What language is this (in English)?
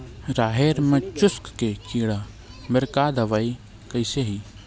Chhattisgarhi